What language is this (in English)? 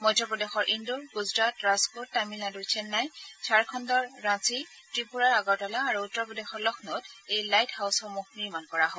Assamese